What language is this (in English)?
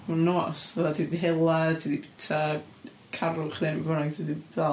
Welsh